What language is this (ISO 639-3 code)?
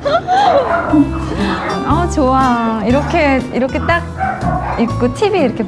kor